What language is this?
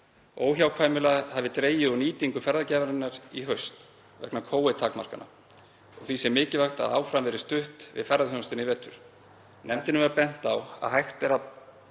Icelandic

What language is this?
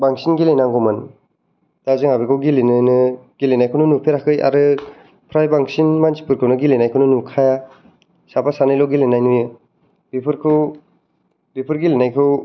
Bodo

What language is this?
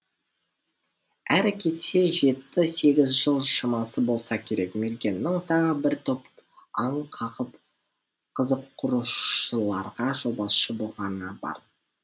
Kazakh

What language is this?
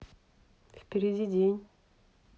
Russian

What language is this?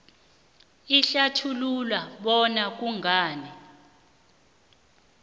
South Ndebele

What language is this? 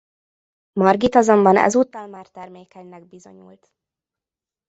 Hungarian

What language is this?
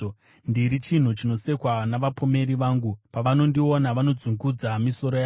Shona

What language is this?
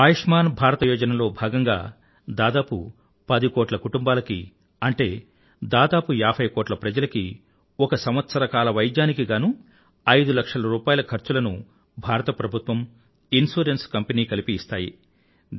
Telugu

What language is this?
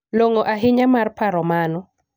Luo (Kenya and Tanzania)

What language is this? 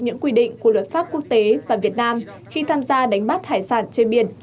Vietnamese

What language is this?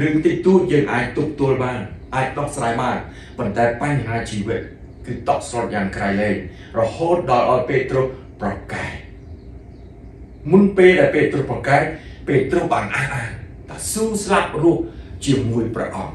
Thai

